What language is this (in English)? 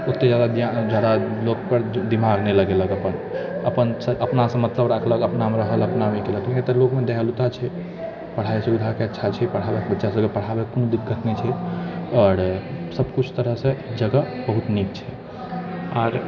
Maithili